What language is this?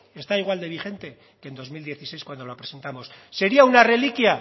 Spanish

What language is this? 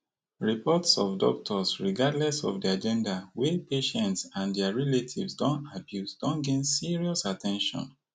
Nigerian Pidgin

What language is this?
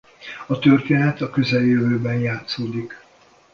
Hungarian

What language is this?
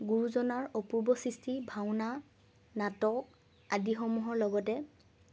Assamese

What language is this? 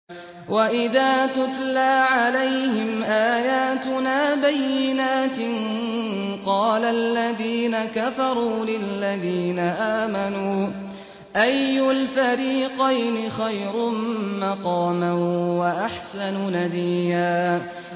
Arabic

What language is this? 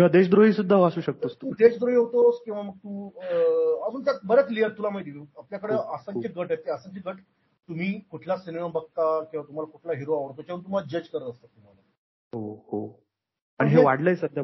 Marathi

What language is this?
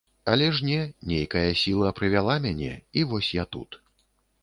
Belarusian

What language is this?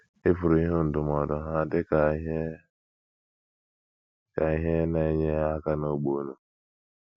Igbo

